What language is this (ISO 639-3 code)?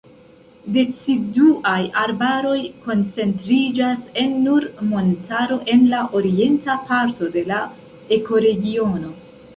epo